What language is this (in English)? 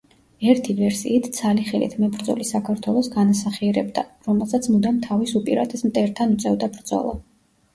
Georgian